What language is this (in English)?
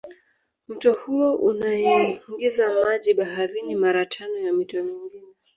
Swahili